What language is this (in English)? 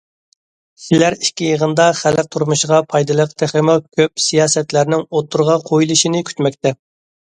Uyghur